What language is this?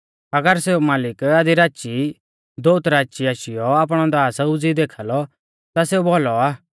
Mahasu Pahari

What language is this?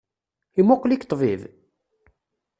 Kabyle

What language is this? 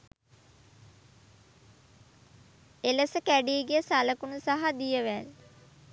Sinhala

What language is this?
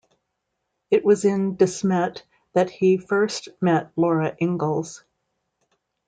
English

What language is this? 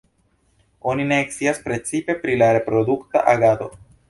Esperanto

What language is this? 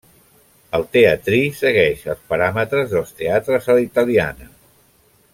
Catalan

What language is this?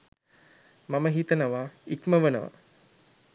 Sinhala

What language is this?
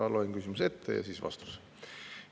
Estonian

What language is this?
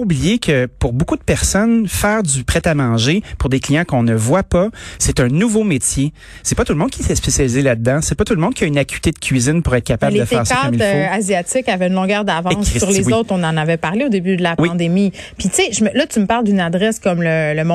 French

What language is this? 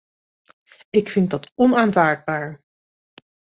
Dutch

